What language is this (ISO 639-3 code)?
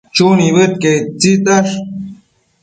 mcf